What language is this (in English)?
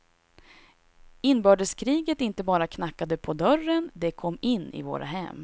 Swedish